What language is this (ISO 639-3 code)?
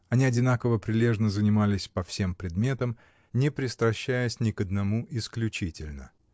rus